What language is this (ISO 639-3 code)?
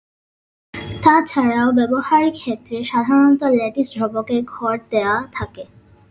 ben